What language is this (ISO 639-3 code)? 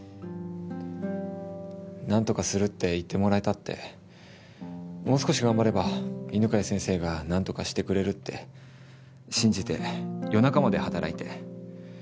jpn